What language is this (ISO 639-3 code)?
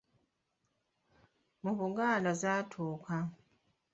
lug